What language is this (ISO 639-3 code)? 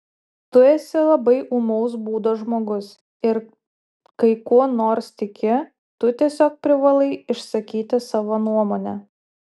lit